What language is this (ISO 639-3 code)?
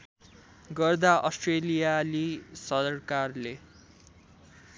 nep